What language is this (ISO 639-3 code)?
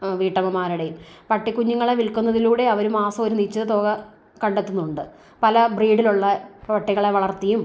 mal